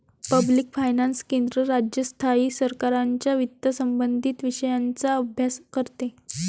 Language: Marathi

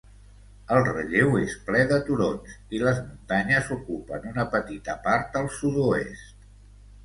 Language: Catalan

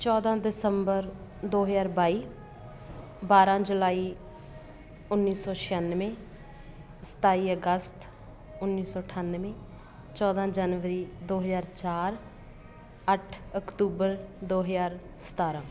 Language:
Punjabi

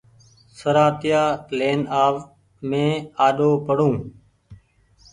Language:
Goaria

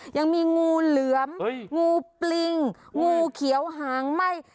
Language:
Thai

